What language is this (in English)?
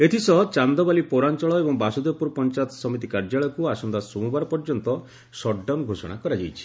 Odia